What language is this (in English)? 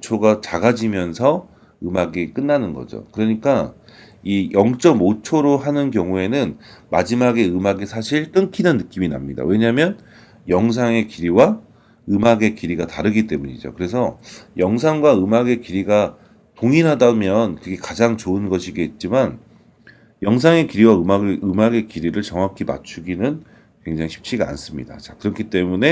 Korean